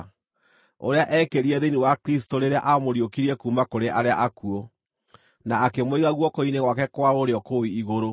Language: Kikuyu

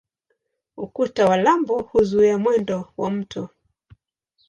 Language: Swahili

